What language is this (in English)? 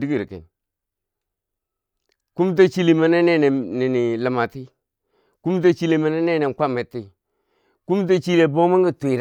Bangwinji